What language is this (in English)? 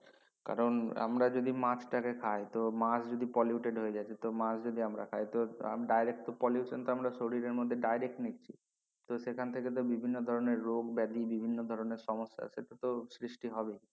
Bangla